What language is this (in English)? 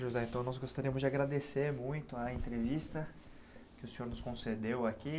Portuguese